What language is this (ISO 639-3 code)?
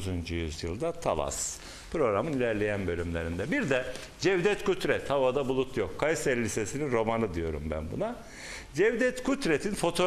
tur